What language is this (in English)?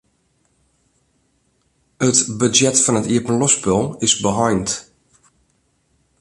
Western Frisian